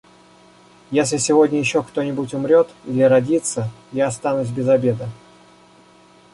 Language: Russian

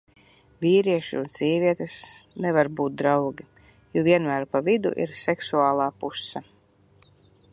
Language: Latvian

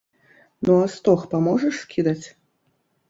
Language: Belarusian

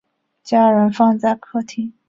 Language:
Chinese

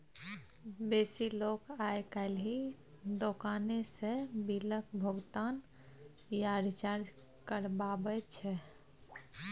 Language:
Maithili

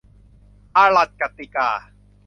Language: Thai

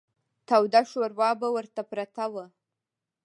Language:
Pashto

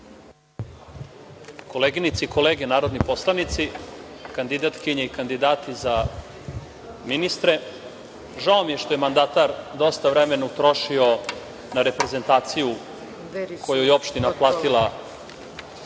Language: Serbian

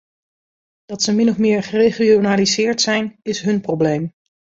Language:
Dutch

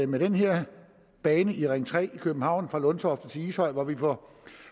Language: Danish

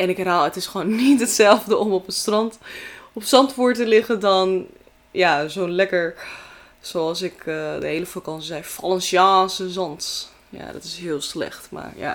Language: Dutch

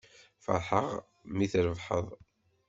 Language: Kabyle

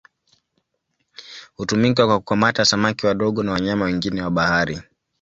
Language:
Swahili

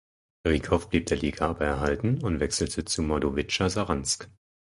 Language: German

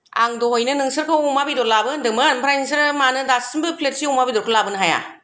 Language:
Bodo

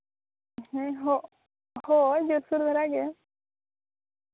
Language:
Santali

